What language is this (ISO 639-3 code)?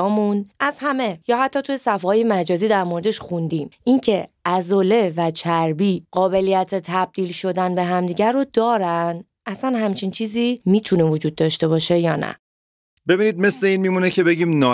fas